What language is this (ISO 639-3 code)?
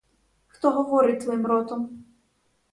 ukr